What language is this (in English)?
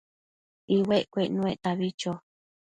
Matsés